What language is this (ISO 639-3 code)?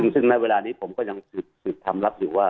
tha